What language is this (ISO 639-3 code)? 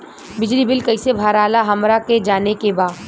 bho